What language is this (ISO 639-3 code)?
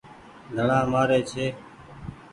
gig